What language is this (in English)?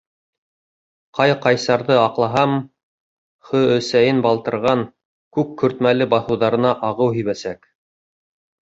Bashkir